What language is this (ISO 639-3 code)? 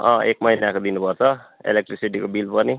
nep